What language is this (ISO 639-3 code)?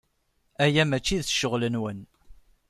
kab